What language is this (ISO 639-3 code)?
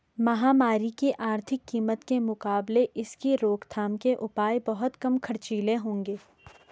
hin